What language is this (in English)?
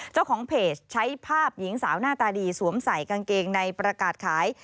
Thai